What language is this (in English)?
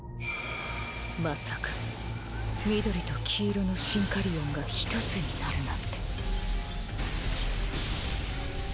Japanese